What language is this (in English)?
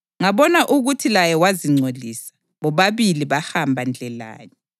North Ndebele